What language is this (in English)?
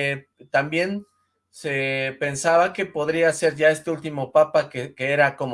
Spanish